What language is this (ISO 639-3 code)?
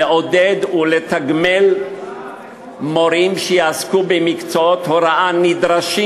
heb